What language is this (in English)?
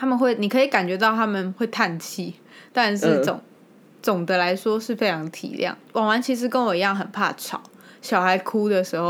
Chinese